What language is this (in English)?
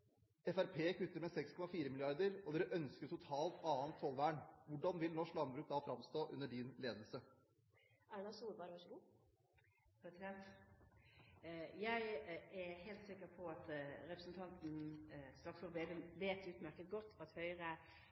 Norwegian Bokmål